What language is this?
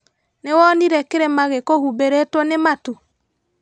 Kikuyu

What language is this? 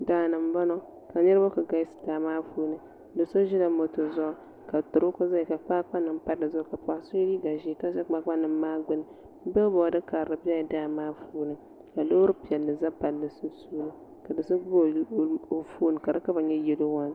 Dagbani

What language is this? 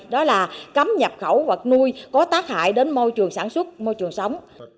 Vietnamese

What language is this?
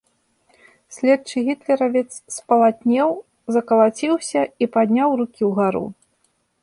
Belarusian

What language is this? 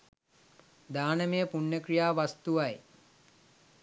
Sinhala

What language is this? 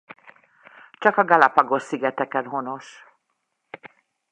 Hungarian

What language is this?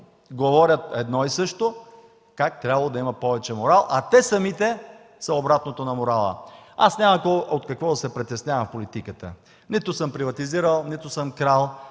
Bulgarian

